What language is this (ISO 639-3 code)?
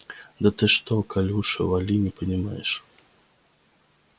rus